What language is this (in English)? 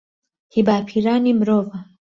Central Kurdish